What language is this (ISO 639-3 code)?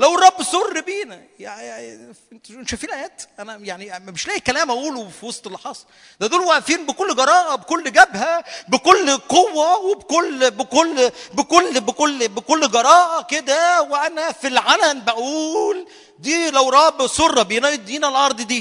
ara